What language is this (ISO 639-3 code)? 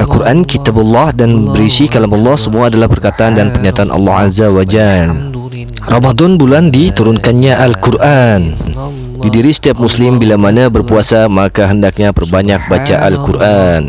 msa